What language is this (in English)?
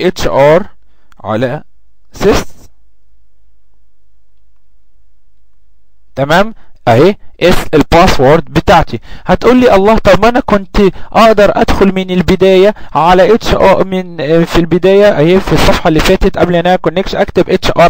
Arabic